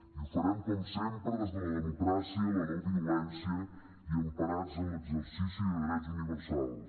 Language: Catalan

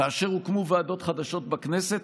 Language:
Hebrew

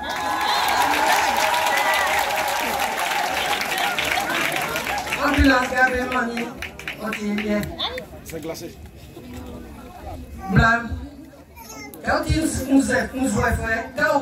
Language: French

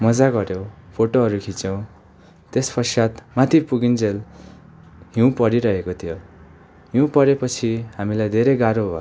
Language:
Nepali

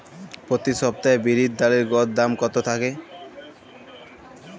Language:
Bangla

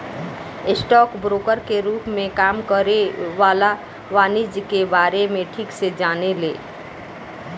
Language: Bhojpuri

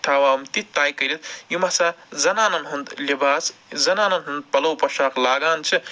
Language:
Kashmiri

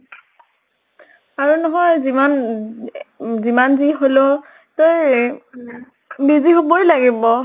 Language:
Assamese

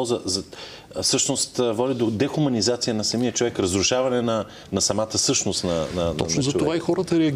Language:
Bulgarian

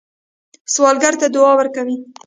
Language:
Pashto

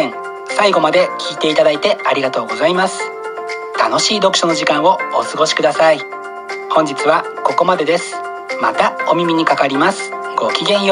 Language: Japanese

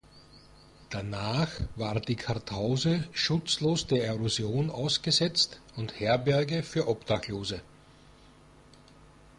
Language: German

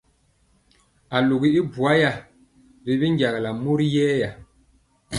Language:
Mpiemo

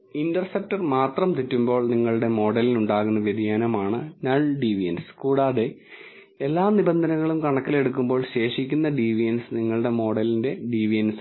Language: Malayalam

